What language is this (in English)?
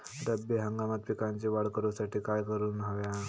Marathi